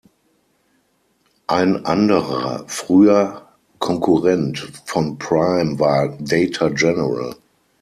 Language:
German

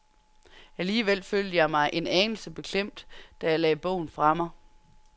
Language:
Danish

